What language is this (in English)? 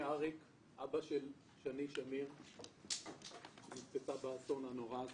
Hebrew